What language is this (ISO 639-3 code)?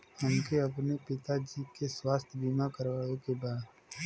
bho